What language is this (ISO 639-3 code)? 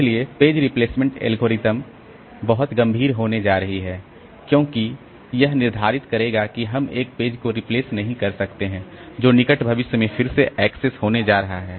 hin